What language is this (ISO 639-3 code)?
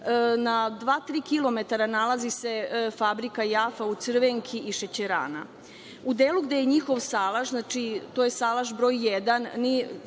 srp